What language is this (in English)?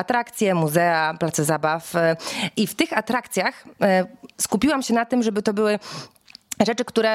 Polish